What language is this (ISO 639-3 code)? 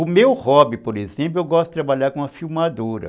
por